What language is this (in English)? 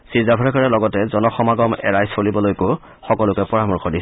Assamese